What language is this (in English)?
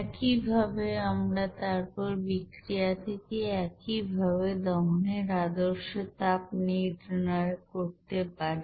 Bangla